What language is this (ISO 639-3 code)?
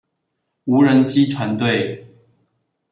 zho